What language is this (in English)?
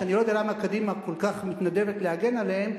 Hebrew